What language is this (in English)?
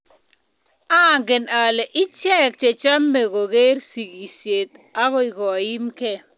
Kalenjin